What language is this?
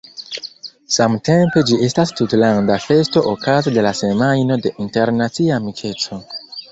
Esperanto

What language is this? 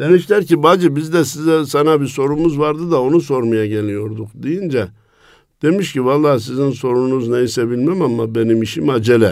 Turkish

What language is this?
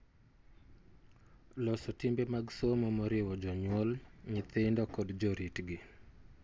Luo (Kenya and Tanzania)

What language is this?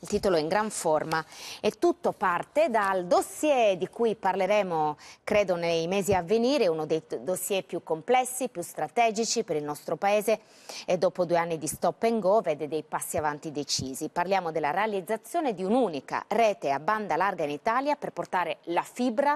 Italian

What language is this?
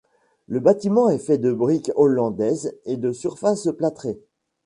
French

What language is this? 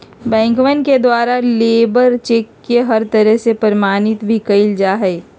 Magahi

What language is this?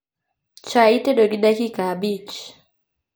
Luo (Kenya and Tanzania)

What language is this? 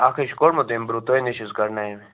Kashmiri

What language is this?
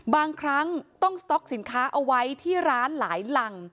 Thai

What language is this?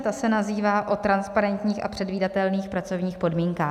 Czech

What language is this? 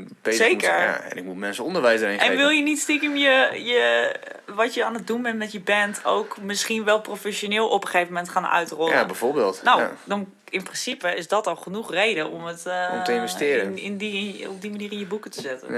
Dutch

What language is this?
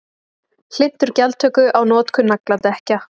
Icelandic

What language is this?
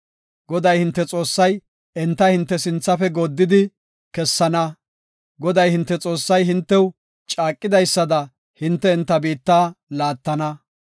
Gofa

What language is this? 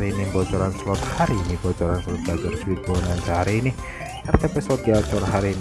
Indonesian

